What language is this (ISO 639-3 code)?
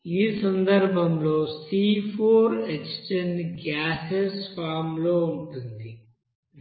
tel